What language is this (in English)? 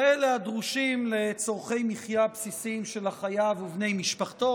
Hebrew